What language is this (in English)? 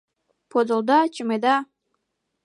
Mari